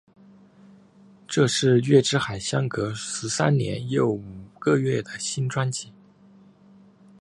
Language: Chinese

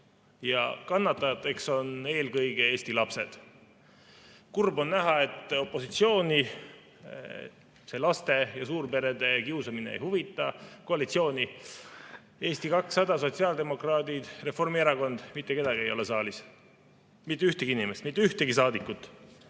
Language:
Estonian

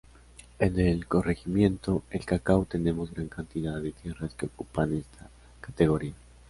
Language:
Spanish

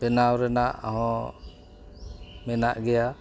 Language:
Santali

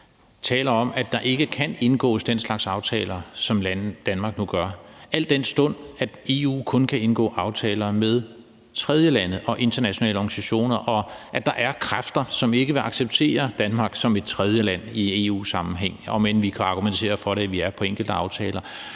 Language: Danish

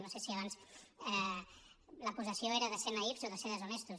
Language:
Catalan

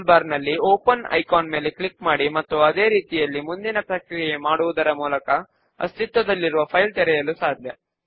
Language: Telugu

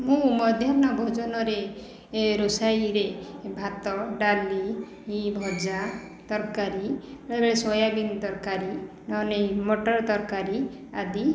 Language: Odia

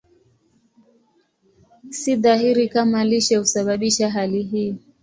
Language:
Swahili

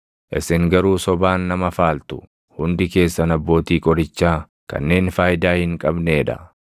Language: Oromo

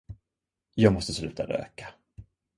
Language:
Swedish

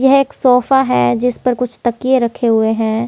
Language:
Hindi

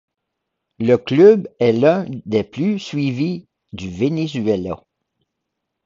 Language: French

